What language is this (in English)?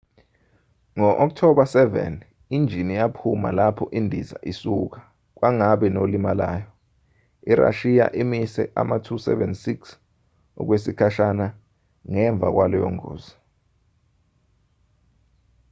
Zulu